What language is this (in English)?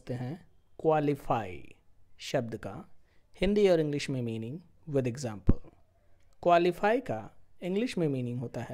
Hindi